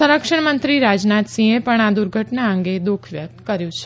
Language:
Gujarati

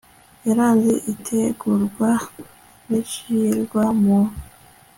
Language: Kinyarwanda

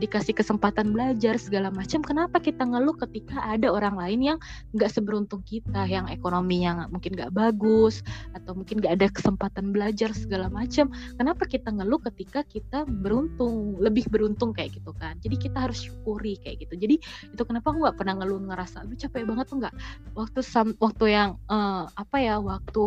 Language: Indonesian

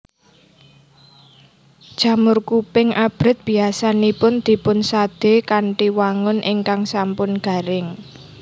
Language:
Javanese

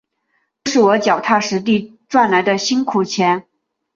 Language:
Chinese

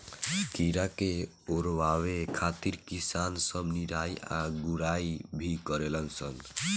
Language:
Bhojpuri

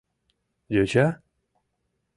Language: Mari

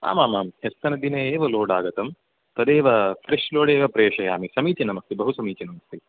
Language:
Sanskrit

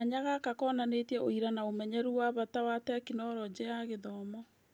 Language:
Kikuyu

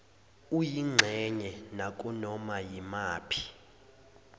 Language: Zulu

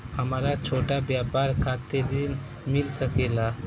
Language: Bhojpuri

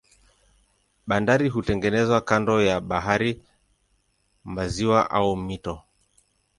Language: Swahili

